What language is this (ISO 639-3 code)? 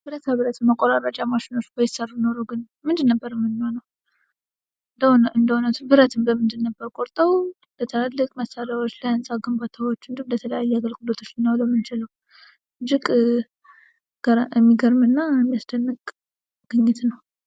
amh